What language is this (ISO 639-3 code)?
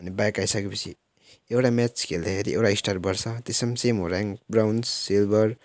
nep